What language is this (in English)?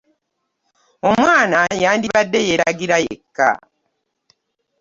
Ganda